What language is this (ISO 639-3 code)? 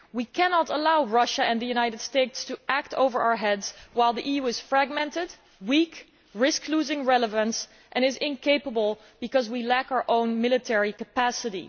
eng